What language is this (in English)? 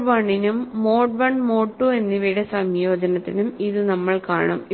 Malayalam